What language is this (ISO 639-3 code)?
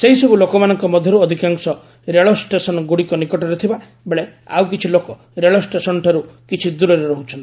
ori